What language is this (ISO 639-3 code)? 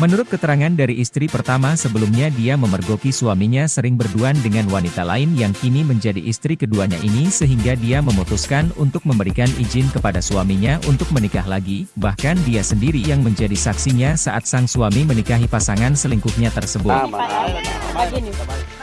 ind